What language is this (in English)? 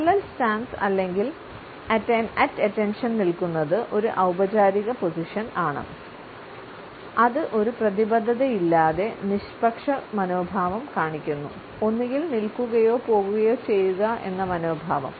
Malayalam